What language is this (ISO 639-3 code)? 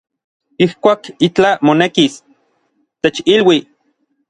nlv